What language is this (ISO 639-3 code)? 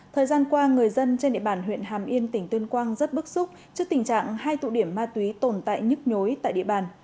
vie